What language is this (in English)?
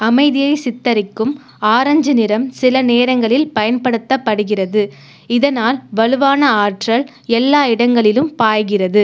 Tamil